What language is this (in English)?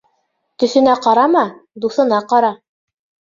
Bashkir